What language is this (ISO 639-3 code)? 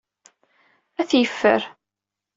kab